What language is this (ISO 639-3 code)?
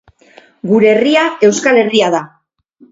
eus